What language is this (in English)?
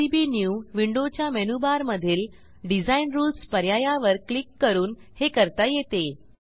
Marathi